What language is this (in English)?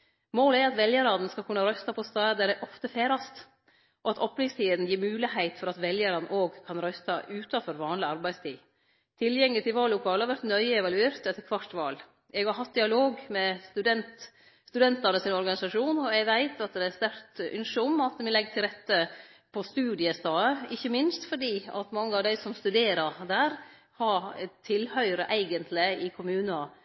Norwegian Nynorsk